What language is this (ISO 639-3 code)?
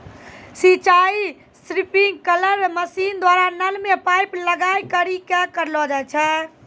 mai